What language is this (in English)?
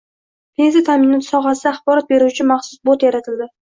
Uzbek